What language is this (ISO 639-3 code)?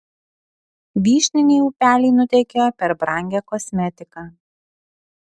lit